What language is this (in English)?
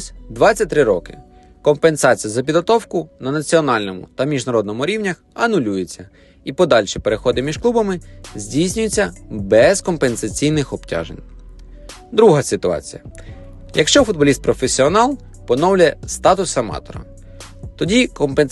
Ukrainian